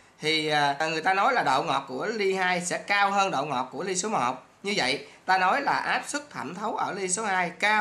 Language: Vietnamese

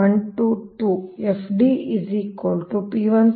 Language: Kannada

